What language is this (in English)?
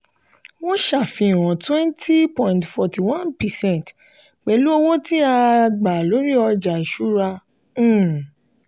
Yoruba